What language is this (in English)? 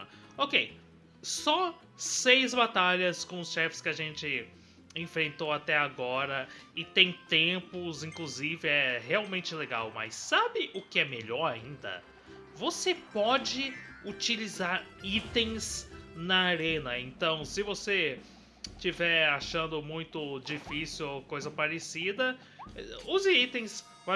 Portuguese